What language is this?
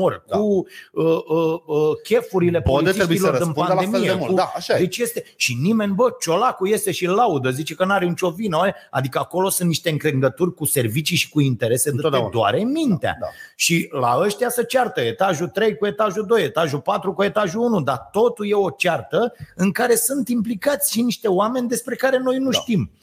Romanian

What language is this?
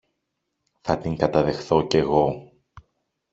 Greek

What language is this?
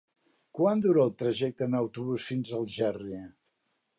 Catalan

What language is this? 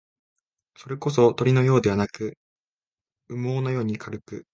Japanese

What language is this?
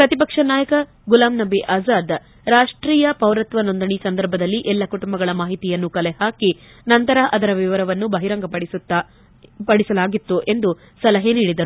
Kannada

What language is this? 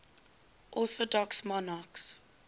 English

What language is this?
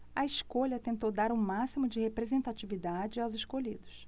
Portuguese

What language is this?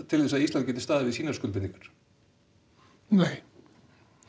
Icelandic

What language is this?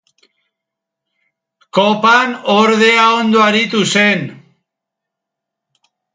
Basque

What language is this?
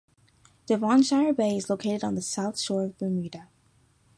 English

